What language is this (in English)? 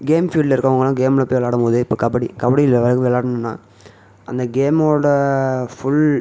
Tamil